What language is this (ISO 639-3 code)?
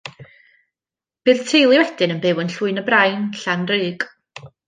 cym